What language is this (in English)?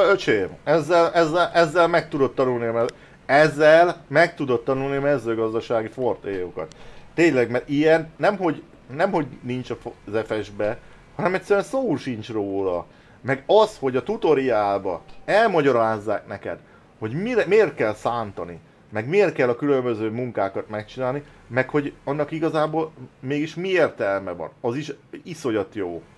Hungarian